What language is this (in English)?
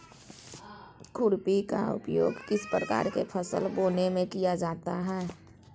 Magahi